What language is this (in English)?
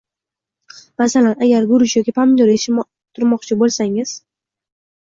Uzbek